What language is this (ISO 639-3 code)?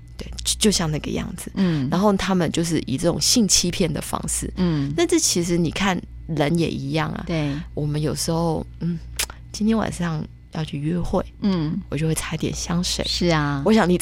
zho